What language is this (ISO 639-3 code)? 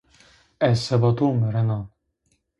zza